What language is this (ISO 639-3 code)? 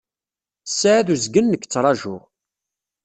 kab